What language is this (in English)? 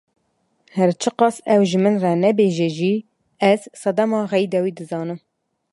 Kurdish